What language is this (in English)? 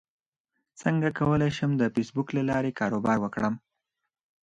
Pashto